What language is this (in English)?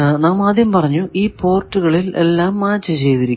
Malayalam